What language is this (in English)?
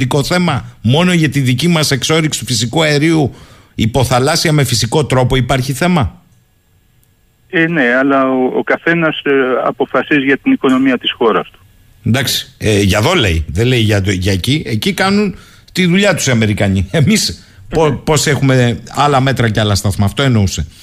Greek